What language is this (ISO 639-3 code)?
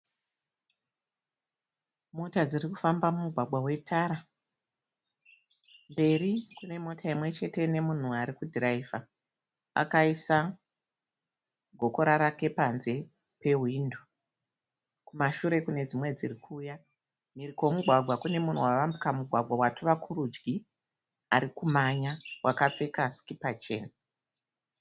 sna